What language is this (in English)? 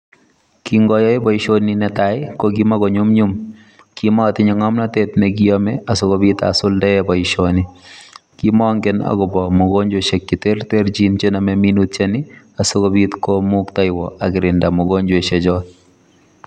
Kalenjin